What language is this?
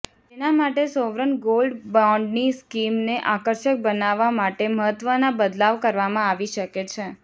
Gujarati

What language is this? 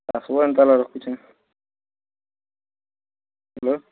Odia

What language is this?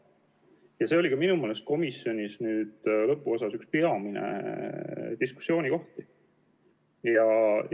Estonian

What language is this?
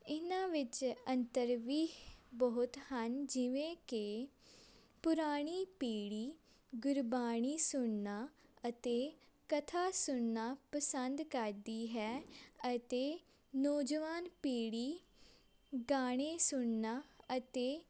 Punjabi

